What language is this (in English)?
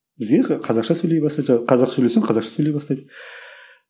Kazakh